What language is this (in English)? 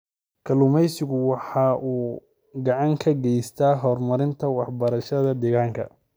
Somali